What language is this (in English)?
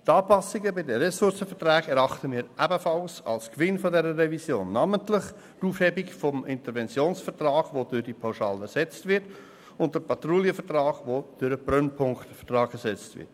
Swiss German